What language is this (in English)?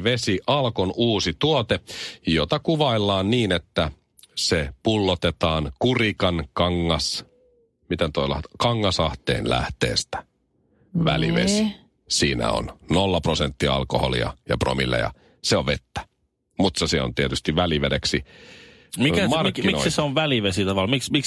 Finnish